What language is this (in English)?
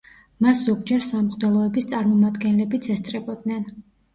Georgian